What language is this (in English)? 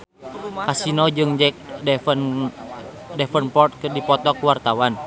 Sundanese